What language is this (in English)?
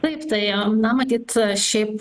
Lithuanian